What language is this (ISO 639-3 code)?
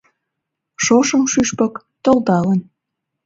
chm